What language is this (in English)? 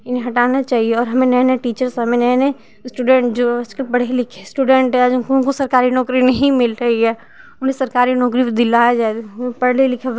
Hindi